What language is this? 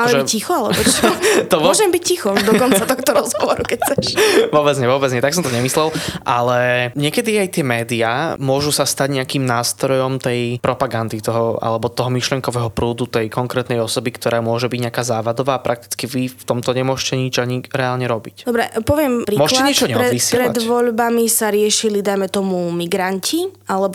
Slovak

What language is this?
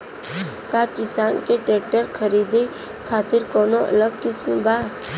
Bhojpuri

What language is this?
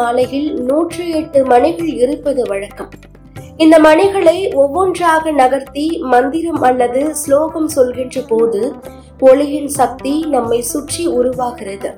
Tamil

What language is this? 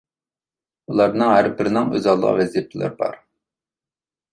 Uyghur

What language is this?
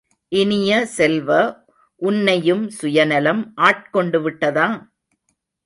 Tamil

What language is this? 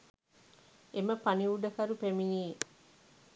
Sinhala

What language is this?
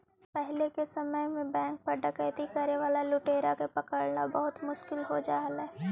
Magahi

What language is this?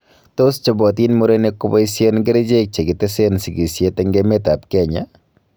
Kalenjin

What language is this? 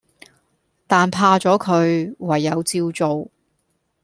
Cantonese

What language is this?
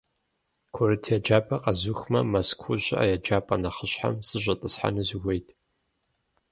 Kabardian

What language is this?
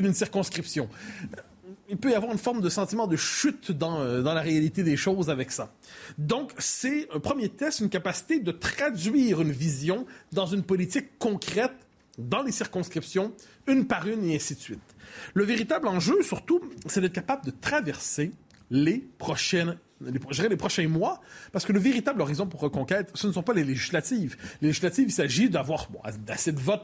French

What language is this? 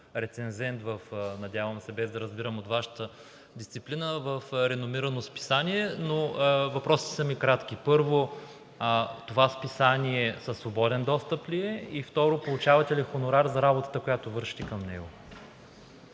Bulgarian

